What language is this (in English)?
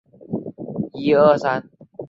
Chinese